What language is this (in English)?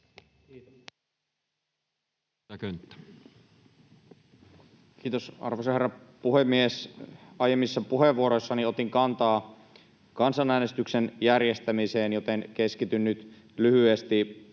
Finnish